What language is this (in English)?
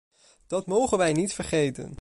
Dutch